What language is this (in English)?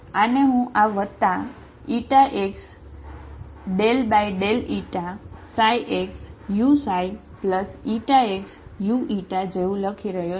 Gujarati